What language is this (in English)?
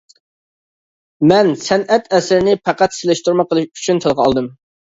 Uyghur